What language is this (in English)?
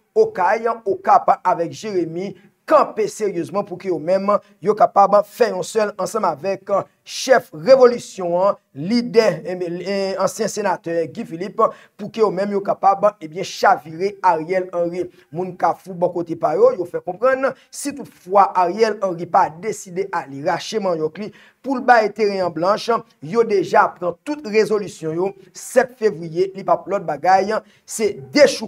French